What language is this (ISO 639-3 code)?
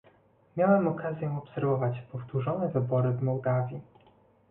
pol